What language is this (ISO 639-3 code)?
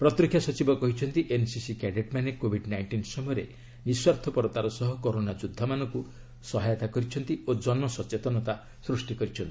ori